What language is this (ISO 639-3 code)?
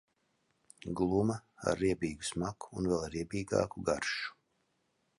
lav